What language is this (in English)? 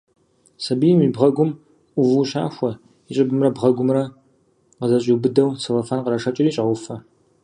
Kabardian